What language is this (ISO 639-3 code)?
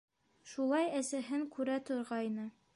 bak